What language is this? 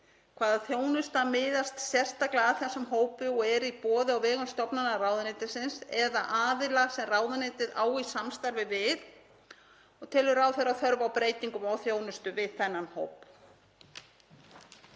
Icelandic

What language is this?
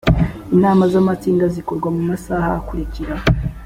Kinyarwanda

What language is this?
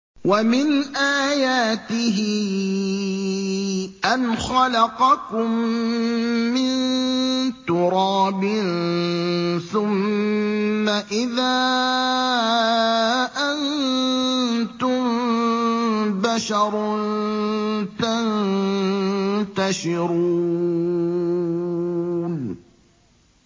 Arabic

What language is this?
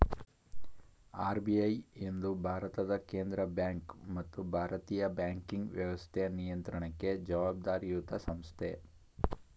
Kannada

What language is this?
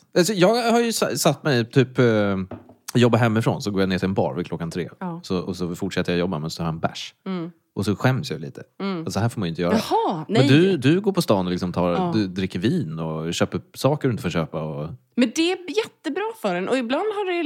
Swedish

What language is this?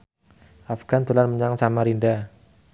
Javanese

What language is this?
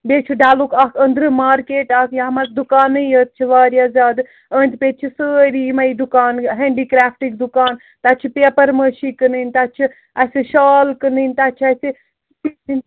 Kashmiri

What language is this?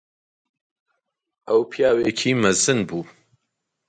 Central Kurdish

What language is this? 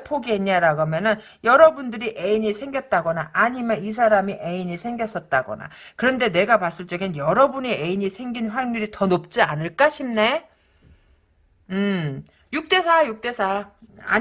Korean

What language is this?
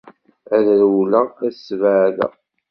Kabyle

